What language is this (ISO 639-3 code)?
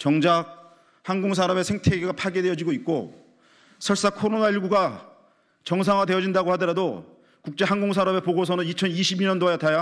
kor